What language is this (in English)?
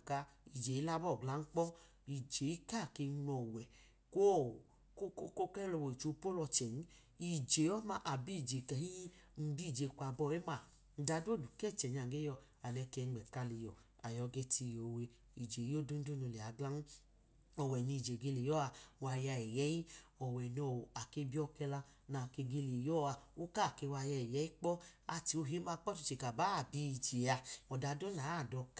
Idoma